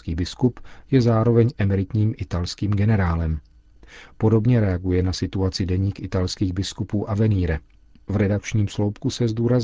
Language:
Czech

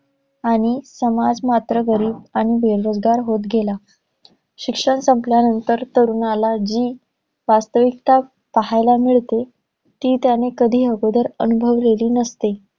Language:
Marathi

